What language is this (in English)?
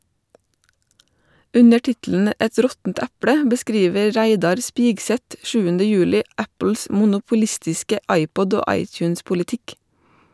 Norwegian